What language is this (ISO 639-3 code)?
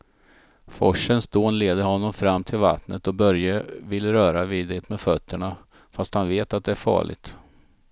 swe